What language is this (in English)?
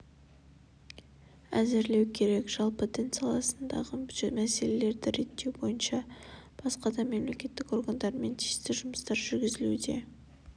Kazakh